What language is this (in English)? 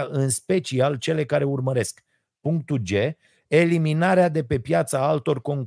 Romanian